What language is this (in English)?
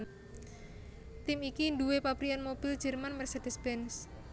Javanese